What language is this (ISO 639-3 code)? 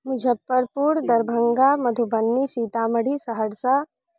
mai